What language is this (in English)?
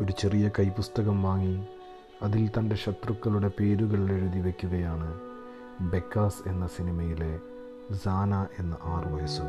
Malayalam